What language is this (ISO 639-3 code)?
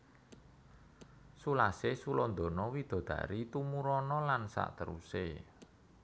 jav